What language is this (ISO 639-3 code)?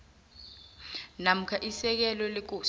nbl